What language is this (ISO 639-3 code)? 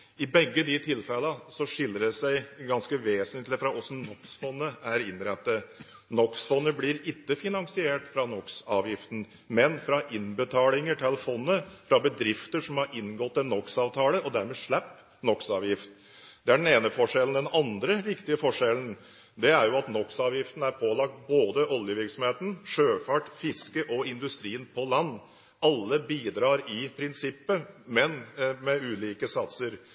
nob